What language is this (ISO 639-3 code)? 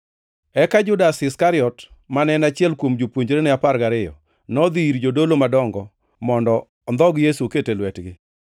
luo